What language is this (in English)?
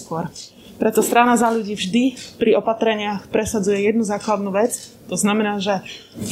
Slovak